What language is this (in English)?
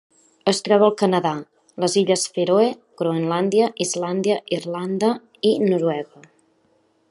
Catalan